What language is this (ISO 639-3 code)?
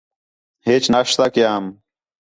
xhe